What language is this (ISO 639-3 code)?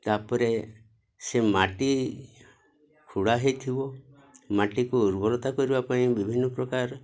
ori